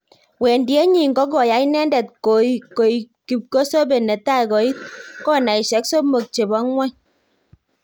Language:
Kalenjin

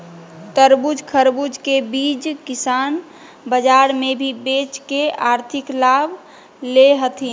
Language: Magahi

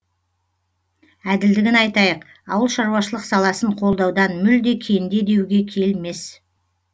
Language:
Kazakh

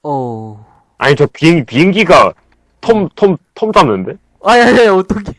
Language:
Korean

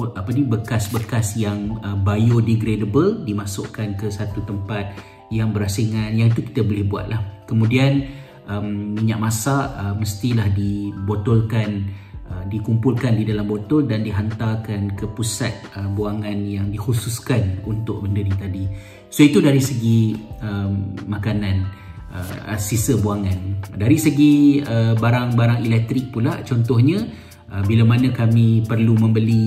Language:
Malay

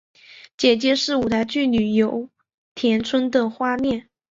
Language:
Chinese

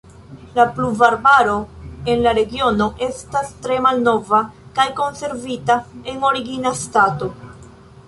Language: Esperanto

